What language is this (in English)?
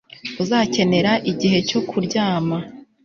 Kinyarwanda